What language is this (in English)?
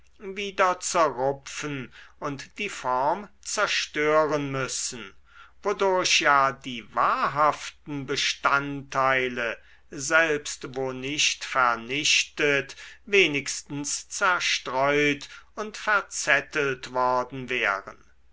German